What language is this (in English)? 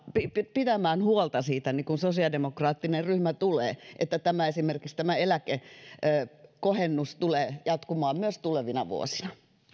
Finnish